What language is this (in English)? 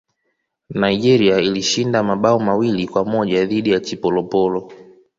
Swahili